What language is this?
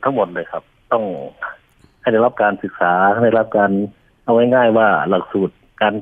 Thai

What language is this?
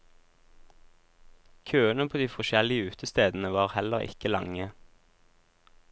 Norwegian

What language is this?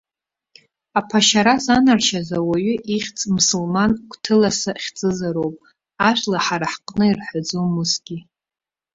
Abkhazian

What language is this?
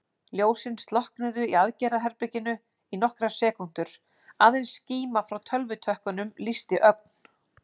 Icelandic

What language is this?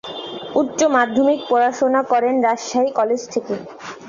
Bangla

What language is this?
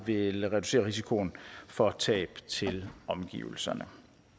Danish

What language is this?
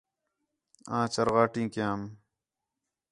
Khetrani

